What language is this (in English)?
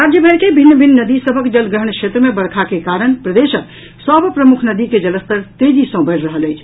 Maithili